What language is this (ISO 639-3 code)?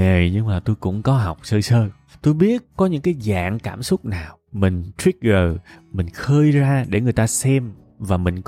vie